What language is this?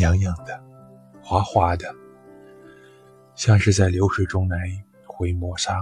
Chinese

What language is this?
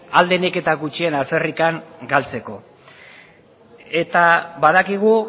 Basque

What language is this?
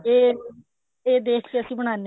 Punjabi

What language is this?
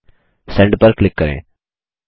Hindi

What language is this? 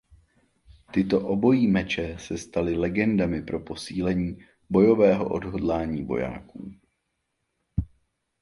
Czech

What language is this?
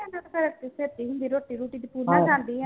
Punjabi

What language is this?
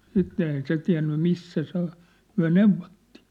Finnish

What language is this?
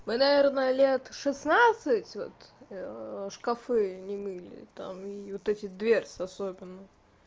Russian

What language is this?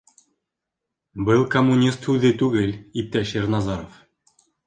Bashkir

